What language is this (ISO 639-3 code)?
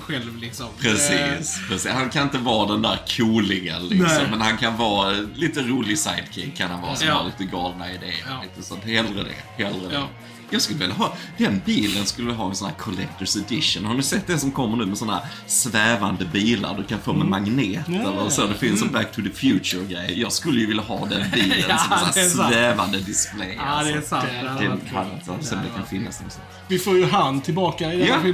swe